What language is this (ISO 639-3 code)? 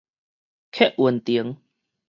nan